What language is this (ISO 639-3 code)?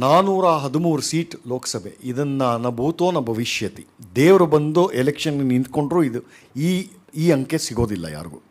kan